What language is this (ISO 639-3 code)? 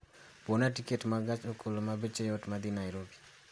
luo